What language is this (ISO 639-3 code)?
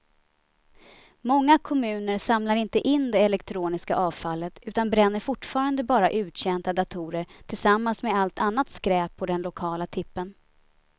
swe